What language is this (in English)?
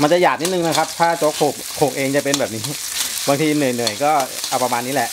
Thai